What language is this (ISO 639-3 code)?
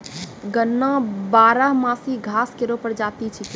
mai